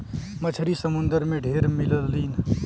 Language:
Bhojpuri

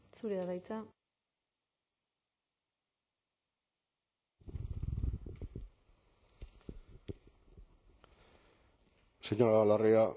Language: Basque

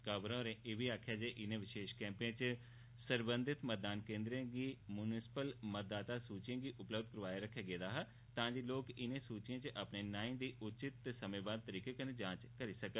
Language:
Dogri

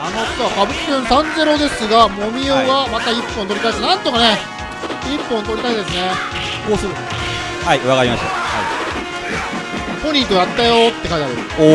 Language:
Japanese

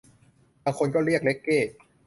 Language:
Thai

